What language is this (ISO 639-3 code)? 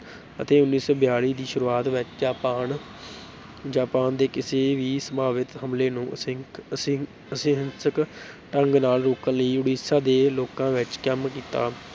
pan